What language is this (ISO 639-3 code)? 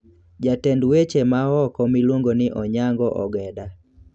luo